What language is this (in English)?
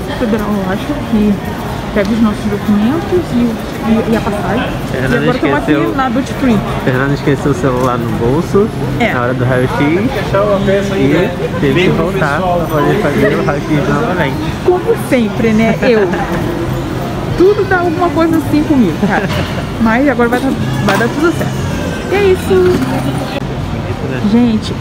Portuguese